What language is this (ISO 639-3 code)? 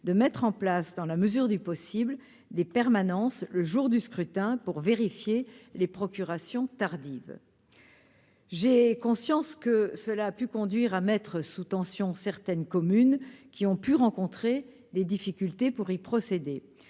fra